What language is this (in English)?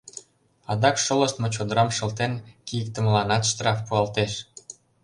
Mari